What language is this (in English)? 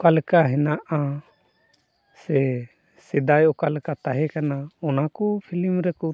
Santali